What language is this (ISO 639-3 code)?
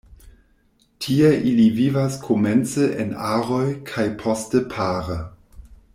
epo